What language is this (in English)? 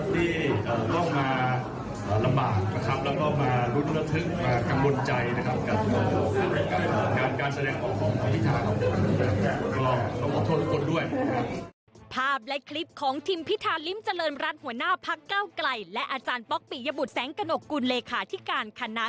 Thai